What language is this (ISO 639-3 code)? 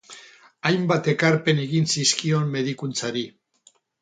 eus